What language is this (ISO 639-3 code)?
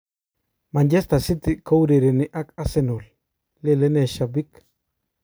kln